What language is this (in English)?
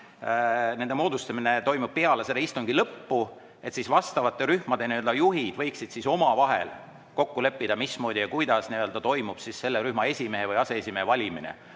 Estonian